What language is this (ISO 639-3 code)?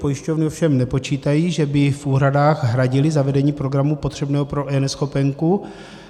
ces